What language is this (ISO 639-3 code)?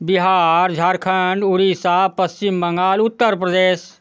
mai